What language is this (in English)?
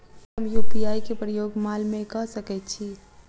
Maithili